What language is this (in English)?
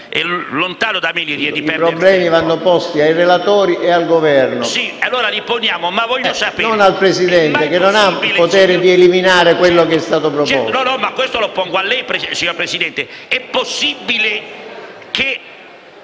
Italian